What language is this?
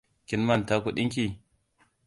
Hausa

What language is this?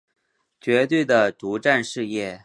Chinese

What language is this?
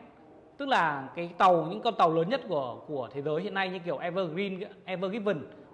Vietnamese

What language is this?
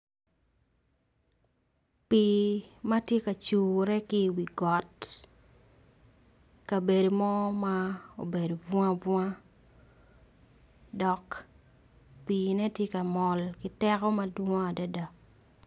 Acoli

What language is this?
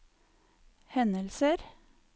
Norwegian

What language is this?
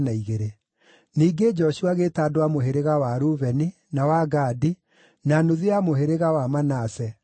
Kikuyu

